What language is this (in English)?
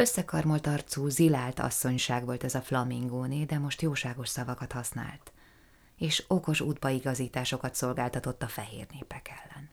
Hungarian